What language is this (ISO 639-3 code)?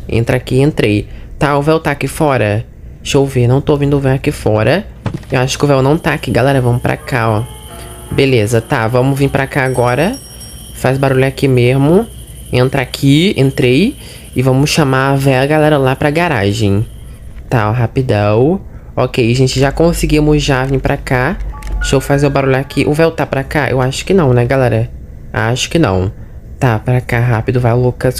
por